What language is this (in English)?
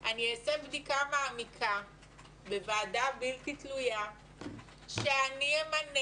Hebrew